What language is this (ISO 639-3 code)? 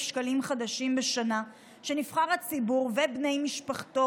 heb